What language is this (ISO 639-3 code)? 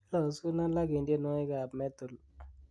kln